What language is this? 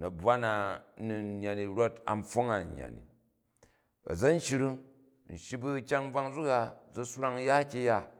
Jju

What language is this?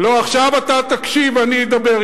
Hebrew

